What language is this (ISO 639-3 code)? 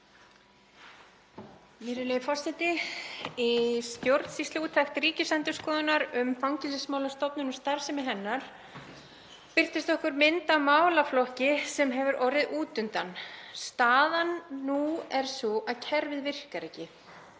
isl